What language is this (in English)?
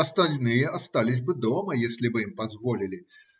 Russian